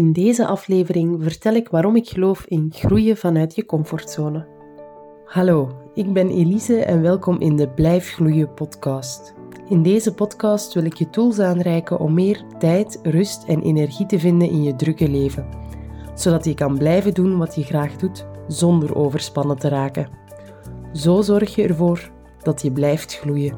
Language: Dutch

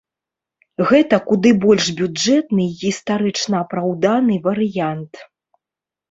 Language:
Belarusian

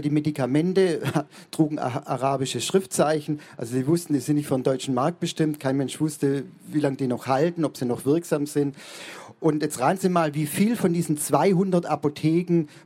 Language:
German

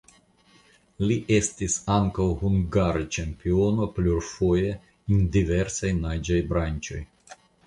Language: Esperanto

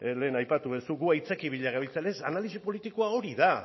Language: Basque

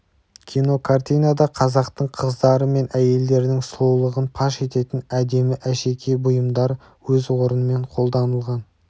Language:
Kazakh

